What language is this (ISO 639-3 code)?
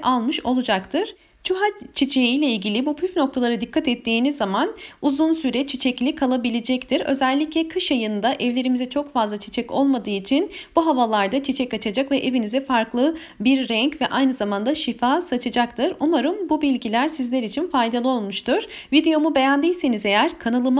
tur